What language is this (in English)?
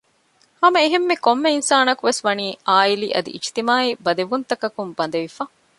Divehi